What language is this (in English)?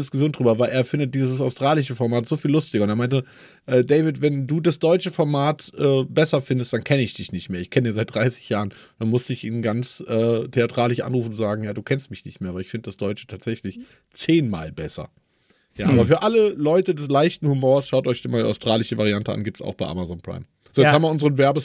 German